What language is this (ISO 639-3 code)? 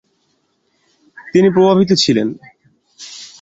ben